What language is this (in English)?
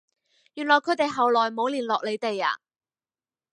Cantonese